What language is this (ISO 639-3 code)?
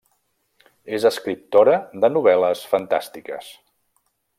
cat